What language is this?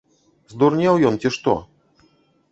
Belarusian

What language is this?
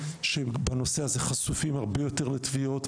Hebrew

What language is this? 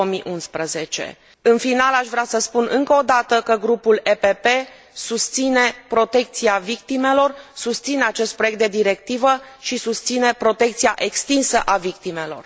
Romanian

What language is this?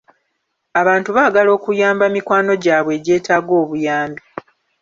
Ganda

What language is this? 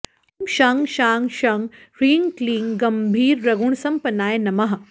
Sanskrit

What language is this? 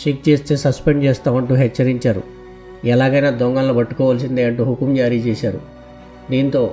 Telugu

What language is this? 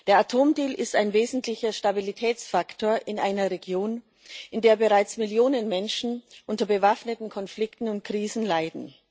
German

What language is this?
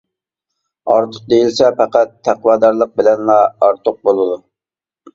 Uyghur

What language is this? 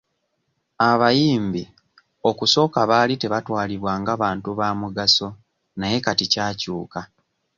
Ganda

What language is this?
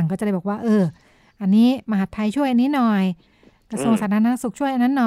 Thai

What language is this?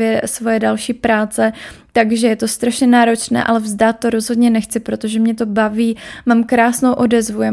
Czech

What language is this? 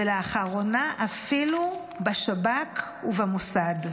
Hebrew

